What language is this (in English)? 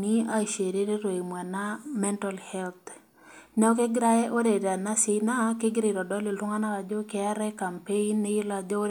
Masai